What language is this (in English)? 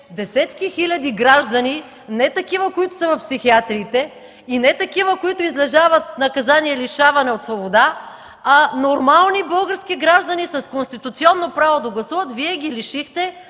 Bulgarian